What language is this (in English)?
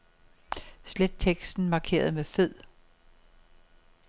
Danish